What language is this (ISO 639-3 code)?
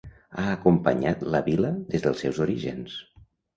cat